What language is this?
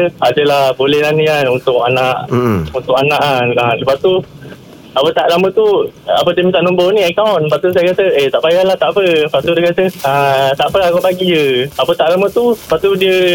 Malay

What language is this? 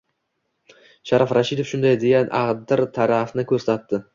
Uzbek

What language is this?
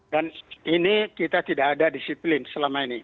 Indonesian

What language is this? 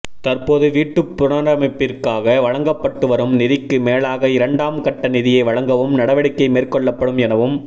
Tamil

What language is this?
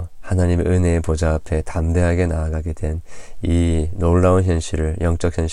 Korean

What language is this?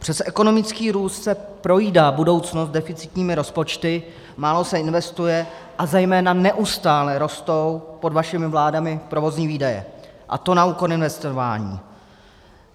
Czech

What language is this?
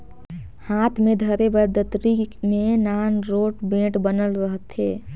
Chhattisgarhi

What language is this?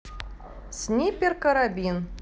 Russian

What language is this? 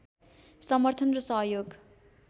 Nepali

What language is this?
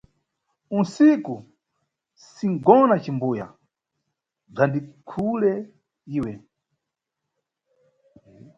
Nyungwe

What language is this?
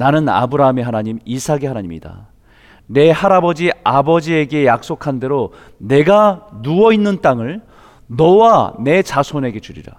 Korean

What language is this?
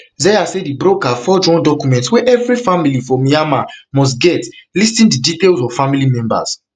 Nigerian Pidgin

